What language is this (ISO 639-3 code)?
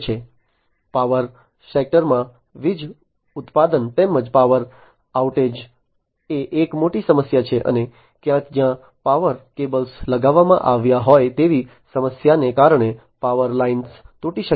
guj